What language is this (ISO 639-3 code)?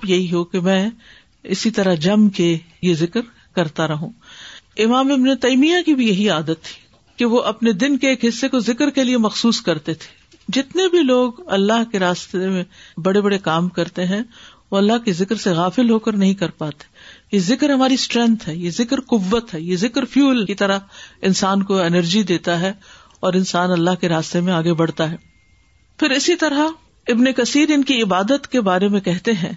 urd